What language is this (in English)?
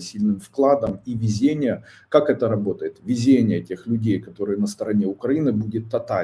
Russian